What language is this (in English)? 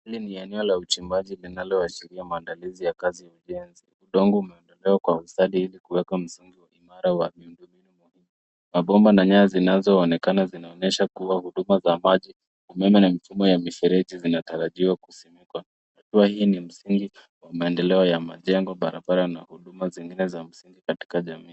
Swahili